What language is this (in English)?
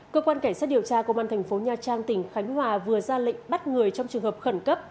Vietnamese